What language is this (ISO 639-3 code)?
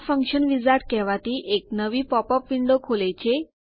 guj